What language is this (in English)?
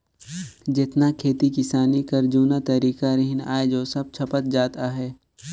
Chhattisgarhi